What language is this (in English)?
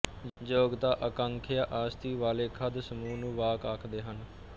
Punjabi